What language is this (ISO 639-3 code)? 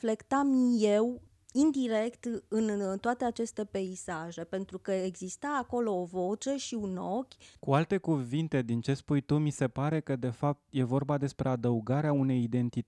ron